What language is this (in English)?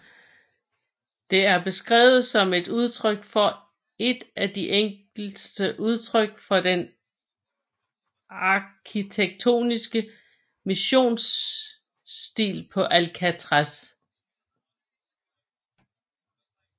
Danish